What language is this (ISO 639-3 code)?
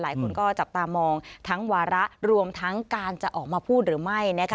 tha